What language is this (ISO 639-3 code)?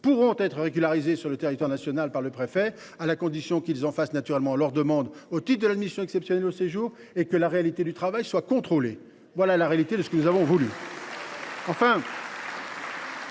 fra